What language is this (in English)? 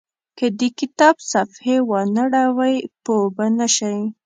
Pashto